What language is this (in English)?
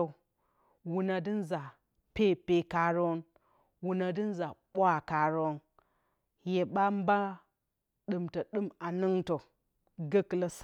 Bacama